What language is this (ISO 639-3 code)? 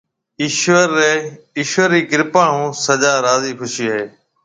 mve